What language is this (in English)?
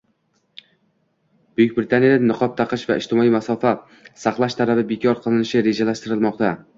Uzbek